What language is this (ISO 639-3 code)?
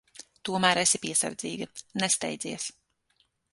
lav